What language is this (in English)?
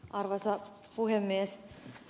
Finnish